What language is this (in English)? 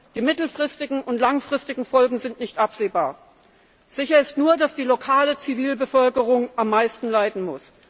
German